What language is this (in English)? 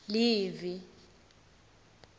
Swati